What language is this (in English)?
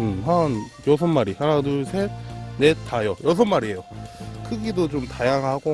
Korean